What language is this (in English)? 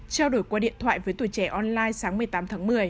Vietnamese